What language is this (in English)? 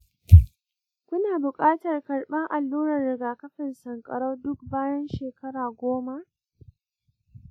Hausa